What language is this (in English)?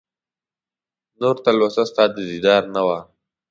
Pashto